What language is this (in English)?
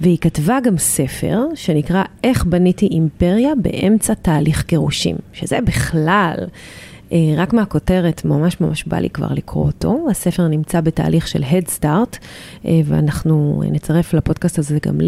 Hebrew